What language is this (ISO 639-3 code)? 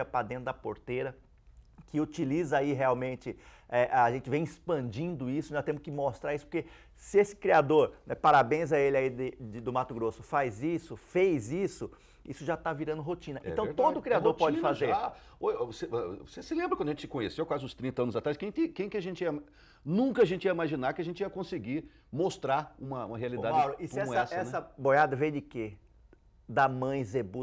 por